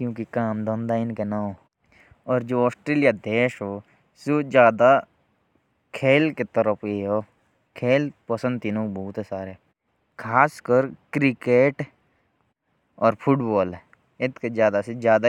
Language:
Jaunsari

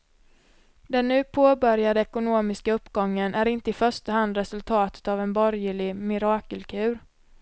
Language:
Swedish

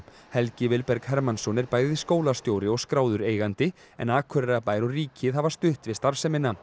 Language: Icelandic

